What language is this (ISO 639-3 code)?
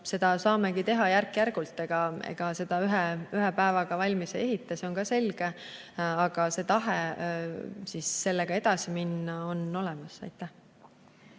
est